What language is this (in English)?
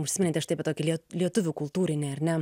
Lithuanian